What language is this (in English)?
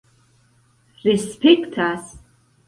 Esperanto